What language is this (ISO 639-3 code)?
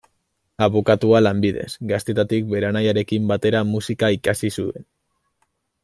eus